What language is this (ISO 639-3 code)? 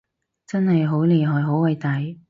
yue